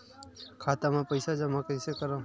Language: Chhattisgarhi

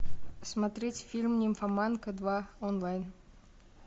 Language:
Russian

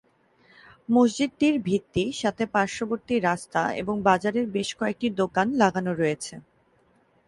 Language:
Bangla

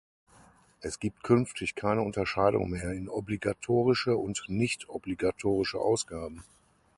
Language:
German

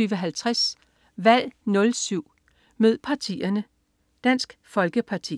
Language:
Danish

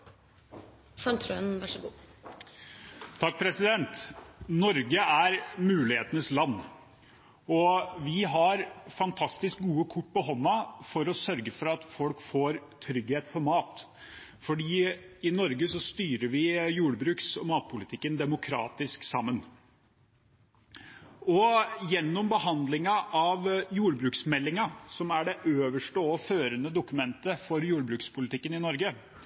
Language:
Norwegian Bokmål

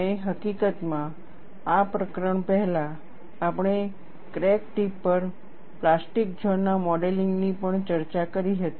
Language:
Gujarati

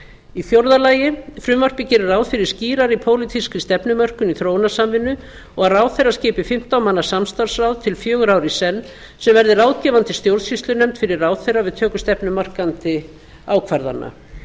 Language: Icelandic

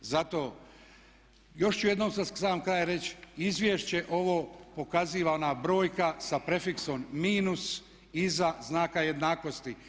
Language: Croatian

